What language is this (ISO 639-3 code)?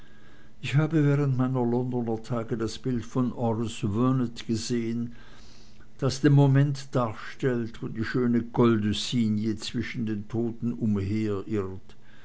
deu